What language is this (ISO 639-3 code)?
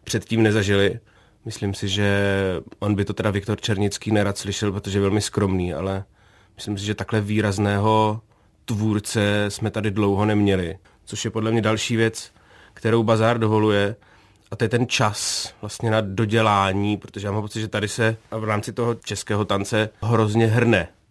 ces